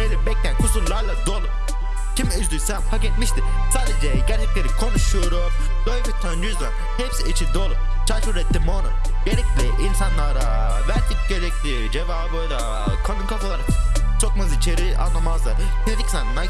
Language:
Turkish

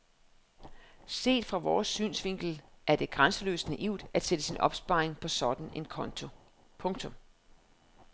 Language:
Danish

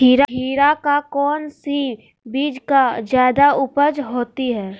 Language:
Magahi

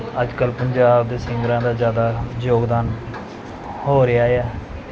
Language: Punjabi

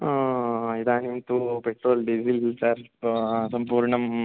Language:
Sanskrit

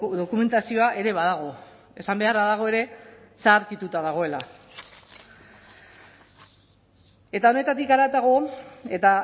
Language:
Basque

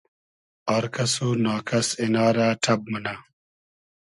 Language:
Hazaragi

